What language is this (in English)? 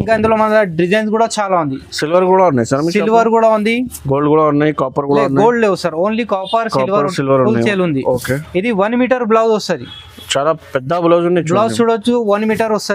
Telugu